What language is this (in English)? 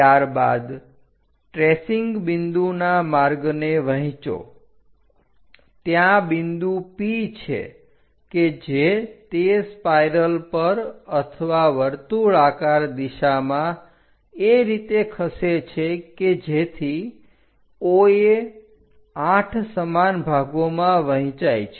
Gujarati